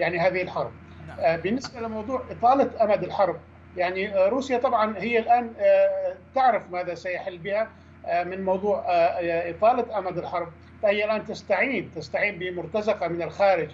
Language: Arabic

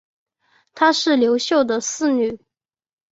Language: Chinese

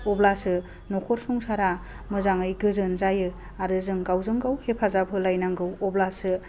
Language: Bodo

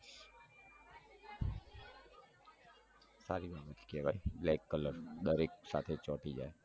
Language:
Gujarati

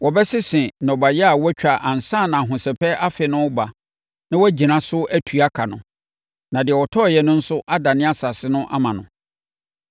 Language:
Akan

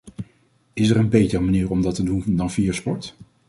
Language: Dutch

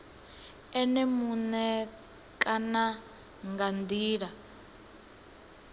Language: Venda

